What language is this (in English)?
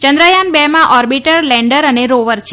Gujarati